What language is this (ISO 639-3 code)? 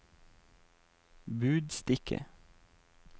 nor